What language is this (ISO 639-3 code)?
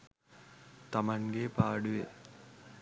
sin